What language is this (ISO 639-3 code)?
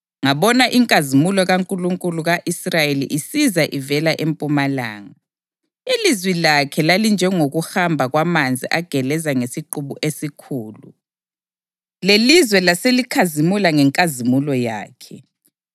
nde